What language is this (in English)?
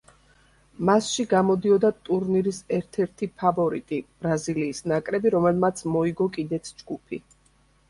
Georgian